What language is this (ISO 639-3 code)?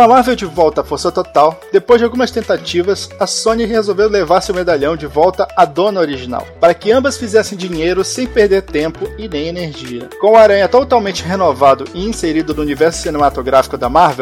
por